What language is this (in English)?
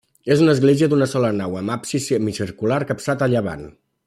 Catalan